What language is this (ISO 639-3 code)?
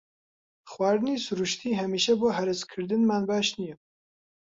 ckb